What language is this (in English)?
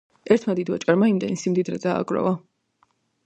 Georgian